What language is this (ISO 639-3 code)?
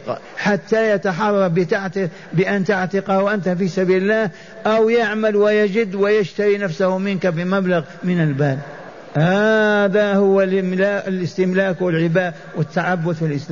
ara